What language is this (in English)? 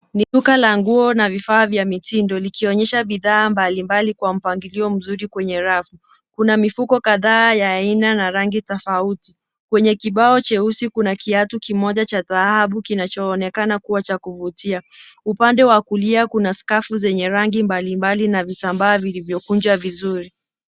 Swahili